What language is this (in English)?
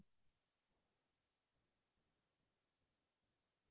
Assamese